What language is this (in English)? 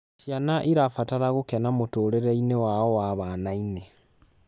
Kikuyu